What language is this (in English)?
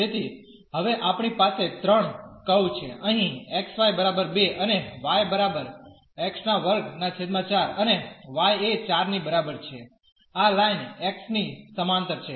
Gujarati